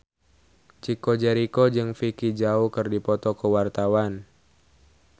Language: Sundanese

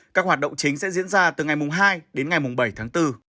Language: Vietnamese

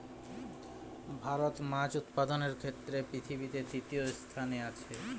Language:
Bangla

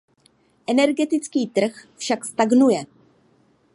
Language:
Czech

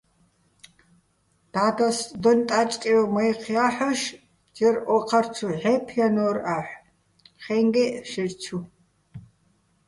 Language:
Bats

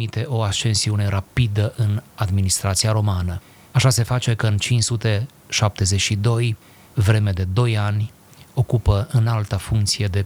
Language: Romanian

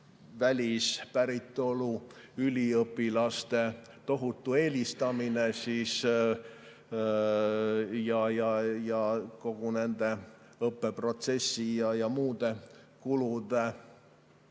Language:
Estonian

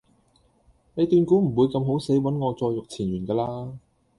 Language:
Cantonese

